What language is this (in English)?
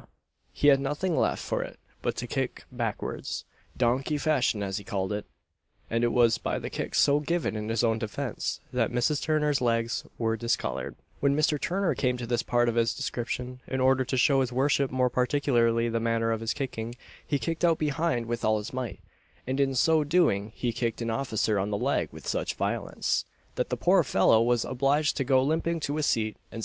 English